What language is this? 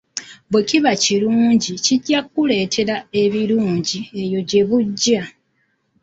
Ganda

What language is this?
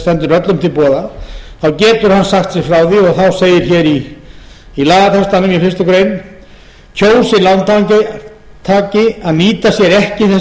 Icelandic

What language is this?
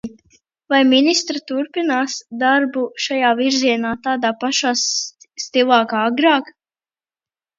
Latvian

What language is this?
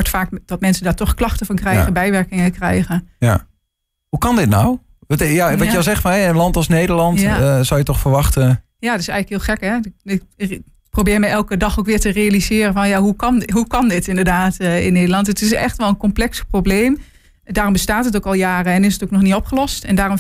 Dutch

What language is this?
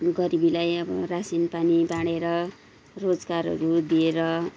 Nepali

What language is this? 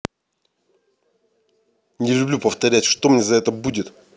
Russian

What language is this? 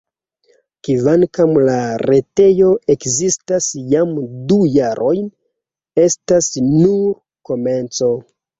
Esperanto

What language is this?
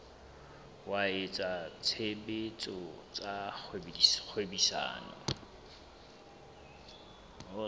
Southern Sotho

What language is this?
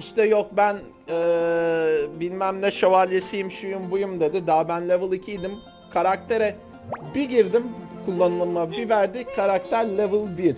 Turkish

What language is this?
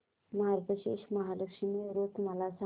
Marathi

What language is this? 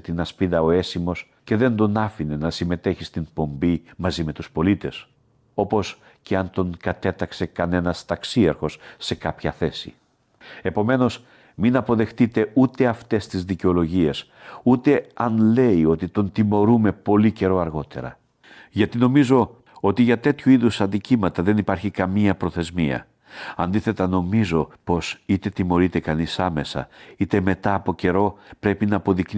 Greek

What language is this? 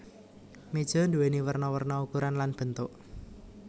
Javanese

